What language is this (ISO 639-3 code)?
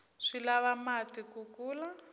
tso